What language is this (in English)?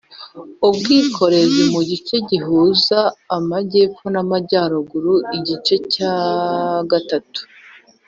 Kinyarwanda